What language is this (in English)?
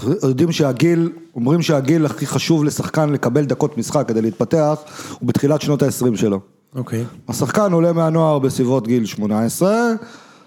Hebrew